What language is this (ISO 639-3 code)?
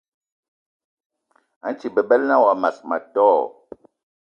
eto